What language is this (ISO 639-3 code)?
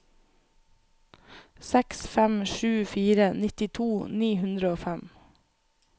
nor